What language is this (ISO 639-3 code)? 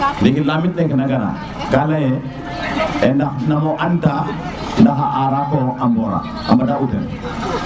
srr